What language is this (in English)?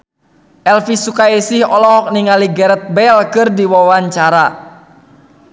Sundanese